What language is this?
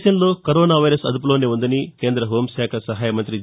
Telugu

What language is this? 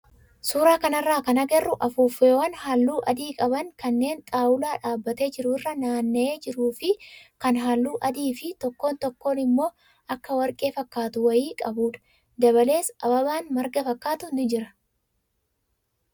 Oromo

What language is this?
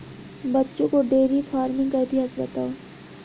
Hindi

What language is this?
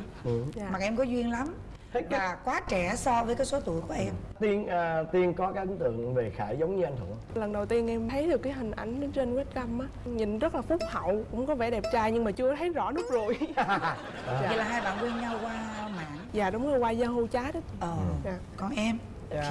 Vietnamese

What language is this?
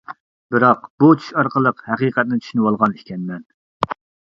Uyghur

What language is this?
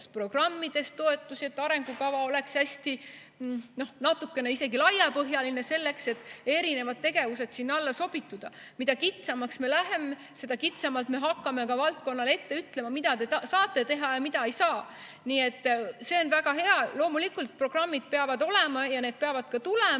Estonian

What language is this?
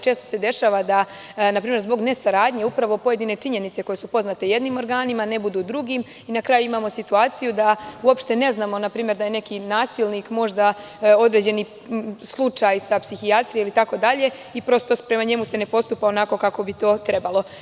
Serbian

